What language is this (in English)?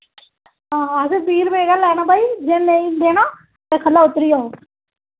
Dogri